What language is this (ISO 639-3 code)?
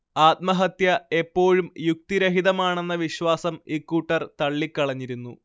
mal